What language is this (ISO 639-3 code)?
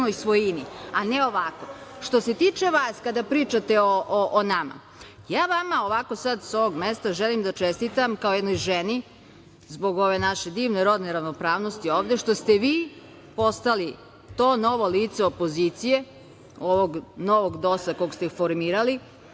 srp